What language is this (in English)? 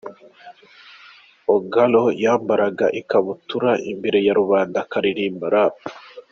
Kinyarwanda